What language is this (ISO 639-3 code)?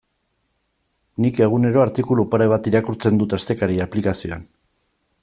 eus